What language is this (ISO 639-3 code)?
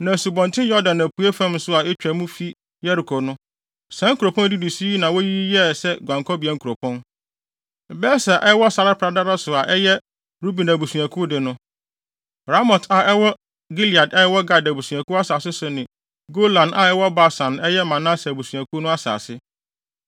aka